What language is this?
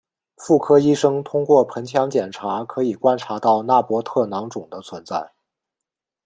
Chinese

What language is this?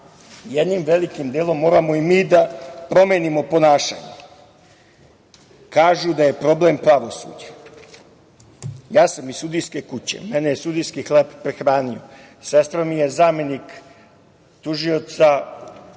Serbian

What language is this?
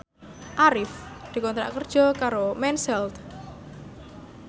Javanese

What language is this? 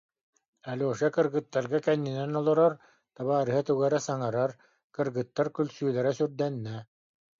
Yakut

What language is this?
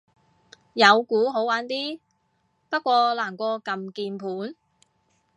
Cantonese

